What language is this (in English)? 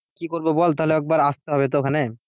Bangla